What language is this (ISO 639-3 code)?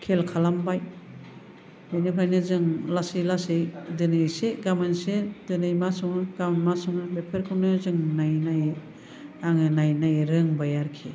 brx